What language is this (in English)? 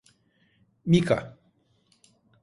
Turkish